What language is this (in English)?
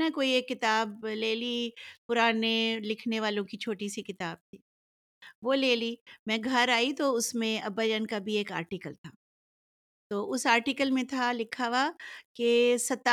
Urdu